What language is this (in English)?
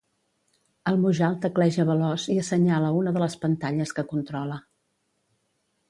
Catalan